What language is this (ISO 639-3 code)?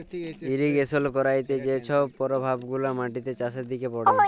ben